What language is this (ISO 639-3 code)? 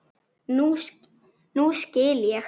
isl